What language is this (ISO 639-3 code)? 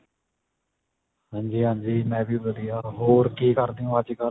pan